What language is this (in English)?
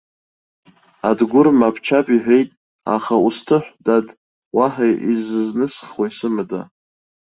Abkhazian